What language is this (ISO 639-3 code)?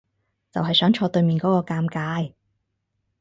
yue